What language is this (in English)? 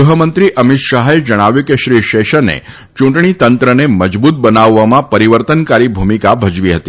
Gujarati